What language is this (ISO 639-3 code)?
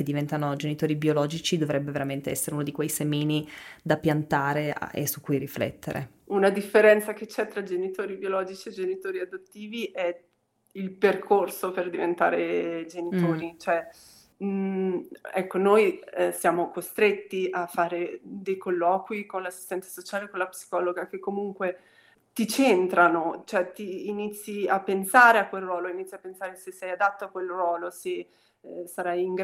ita